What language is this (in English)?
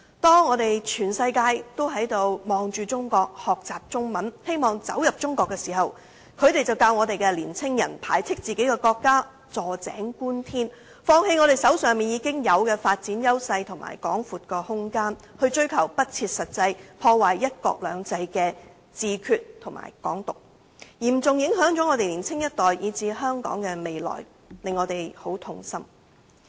Cantonese